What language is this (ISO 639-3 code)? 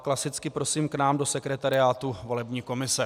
ces